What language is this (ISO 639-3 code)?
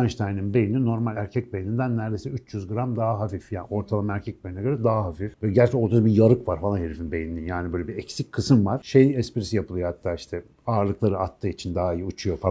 tur